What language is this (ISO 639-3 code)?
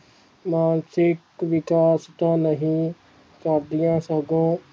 pan